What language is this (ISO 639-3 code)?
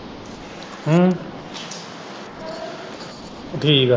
pan